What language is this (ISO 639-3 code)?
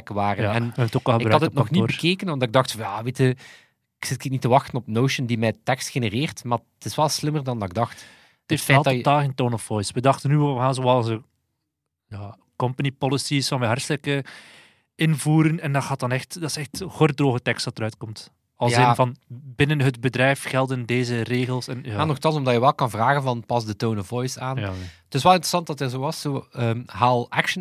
nld